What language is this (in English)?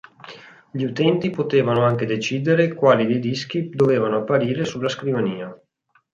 Italian